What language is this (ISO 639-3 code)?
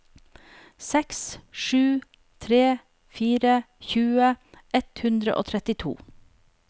nor